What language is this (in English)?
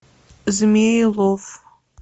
Russian